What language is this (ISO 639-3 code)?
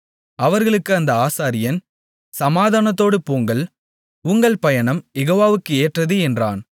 tam